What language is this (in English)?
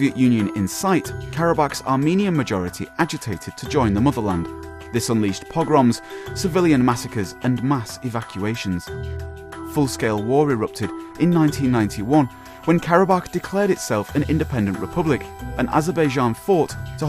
English